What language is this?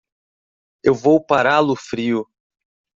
Portuguese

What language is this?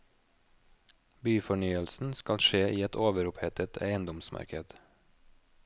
Norwegian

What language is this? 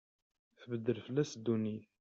Kabyle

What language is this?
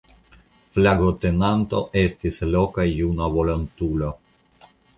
Esperanto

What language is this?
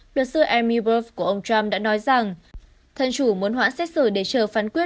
Vietnamese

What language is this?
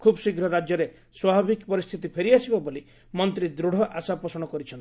Odia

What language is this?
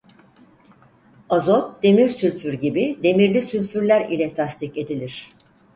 Turkish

